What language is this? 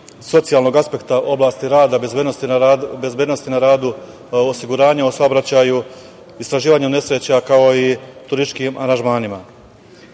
Serbian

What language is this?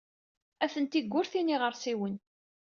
Kabyle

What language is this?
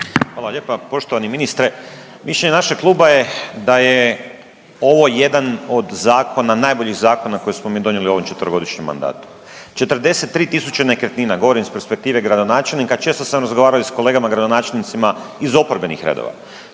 Croatian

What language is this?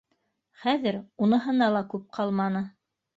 Bashkir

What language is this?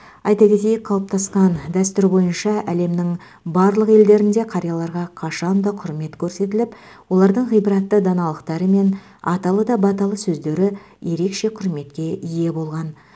Kazakh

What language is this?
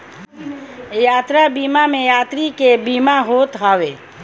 Bhojpuri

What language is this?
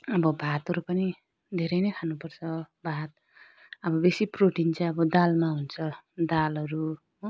Nepali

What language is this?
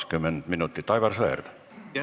Estonian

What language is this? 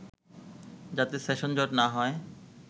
Bangla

